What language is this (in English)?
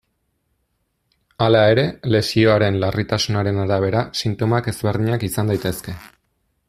Basque